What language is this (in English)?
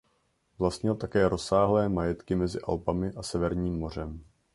Czech